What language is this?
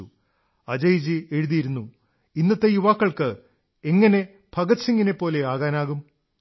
Malayalam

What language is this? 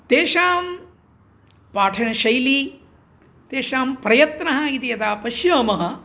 Sanskrit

